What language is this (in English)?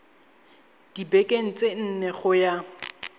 Tswana